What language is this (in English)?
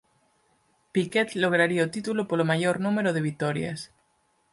Galician